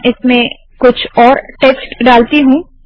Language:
Hindi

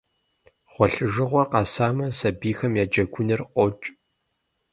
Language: Kabardian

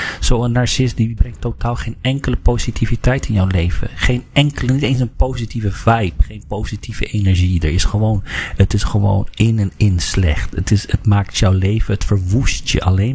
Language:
Dutch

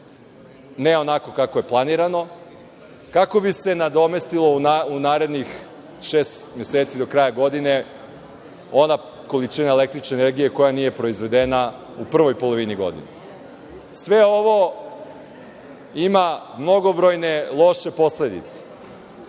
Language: Serbian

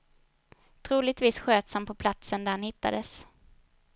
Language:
Swedish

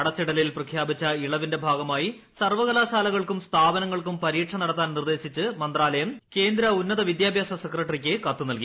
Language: Malayalam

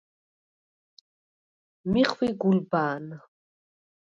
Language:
Svan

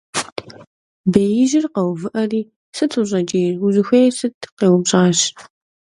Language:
Kabardian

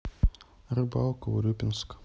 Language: Russian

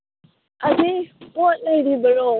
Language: Manipuri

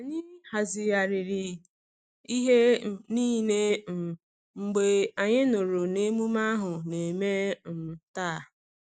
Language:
Igbo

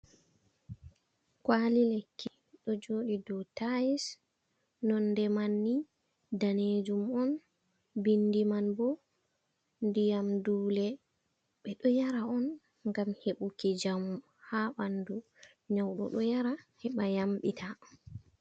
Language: Fula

